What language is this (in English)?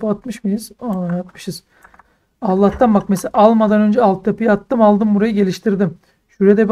Turkish